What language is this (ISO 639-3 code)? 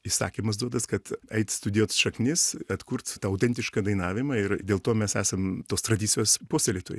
lit